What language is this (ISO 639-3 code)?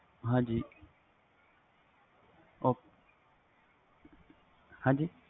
pan